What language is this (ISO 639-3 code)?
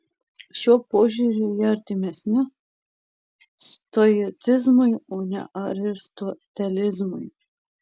lit